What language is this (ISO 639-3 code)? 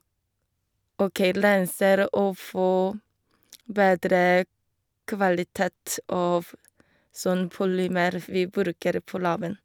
nor